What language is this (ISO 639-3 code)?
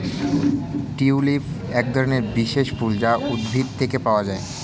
ben